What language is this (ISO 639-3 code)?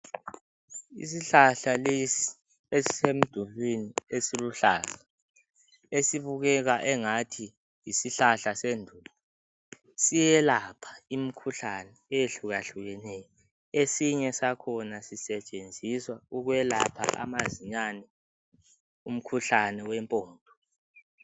nde